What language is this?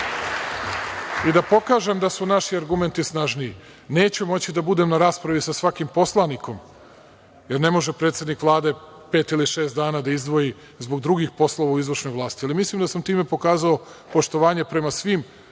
Serbian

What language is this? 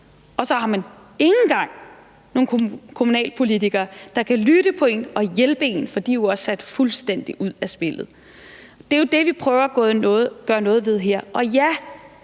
Danish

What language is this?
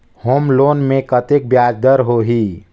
Chhattisgarhi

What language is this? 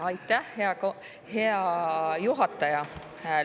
Estonian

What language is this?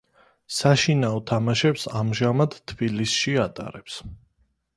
Georgian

